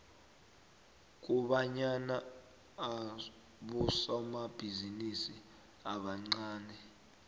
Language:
South Ndebele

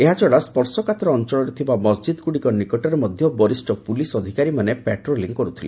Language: Odia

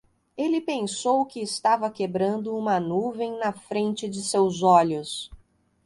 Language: Portuguese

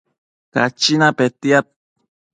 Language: Matsés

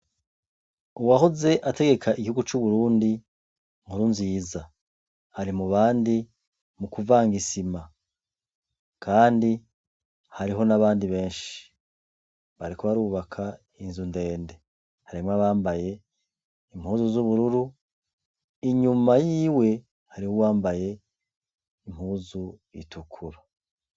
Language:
Rundi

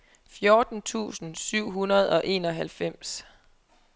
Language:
Danish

